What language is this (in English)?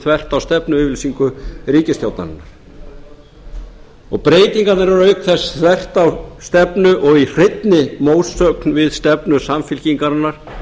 Icelandic